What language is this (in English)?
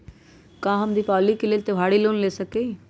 Magahi